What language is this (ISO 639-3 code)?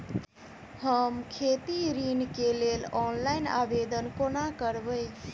mai